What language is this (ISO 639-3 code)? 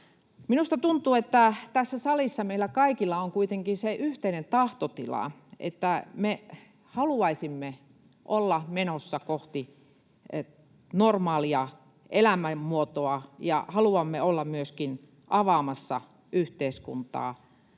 fin